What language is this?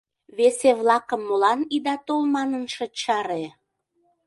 Mari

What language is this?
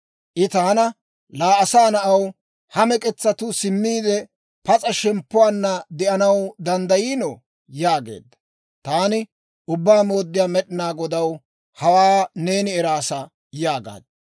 Dawro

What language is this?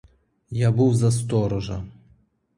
Ukrainian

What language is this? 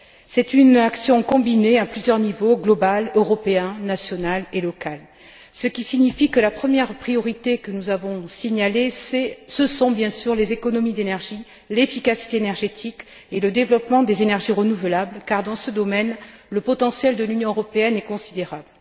French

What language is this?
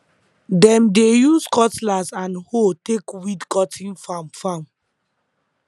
Nigerian Pidgin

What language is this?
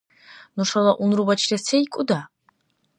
Dargwa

